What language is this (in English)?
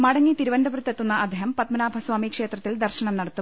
Malayalam